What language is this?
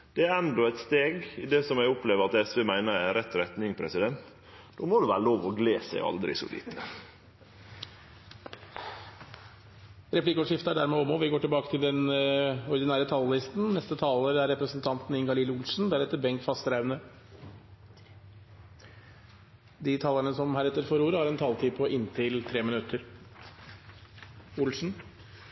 Norwegian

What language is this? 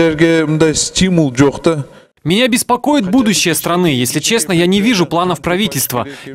Russian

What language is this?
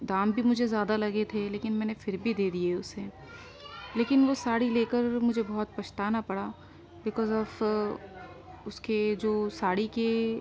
Urdu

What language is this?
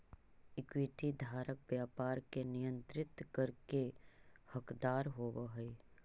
Magahi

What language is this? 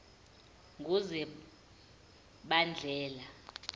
Zulu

